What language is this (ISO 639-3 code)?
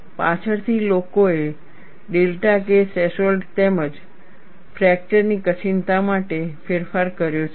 guj